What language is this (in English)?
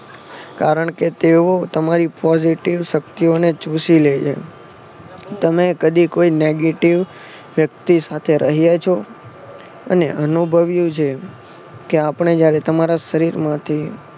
Gujarati